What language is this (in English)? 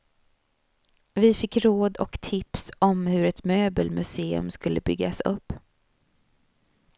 Swedish